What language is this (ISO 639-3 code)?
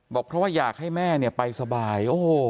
tha